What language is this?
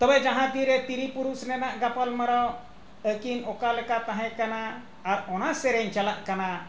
Santali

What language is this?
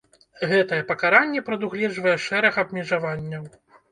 Belarusian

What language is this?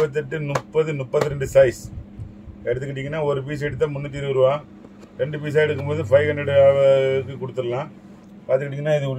Turkish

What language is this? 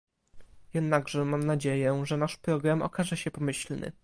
Polish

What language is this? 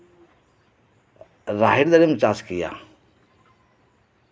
Santali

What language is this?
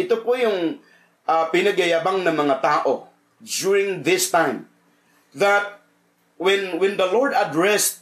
Filipino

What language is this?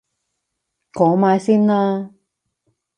Cantonese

